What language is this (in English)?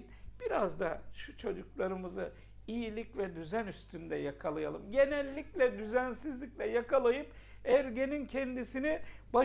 Turkish